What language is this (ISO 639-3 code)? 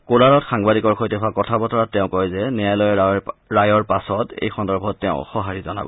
asm